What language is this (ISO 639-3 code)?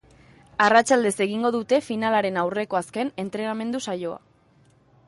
eus